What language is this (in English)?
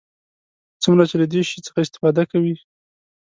Pashto